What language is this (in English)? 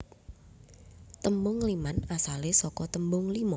Javanese